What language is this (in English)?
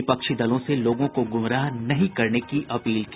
Hindi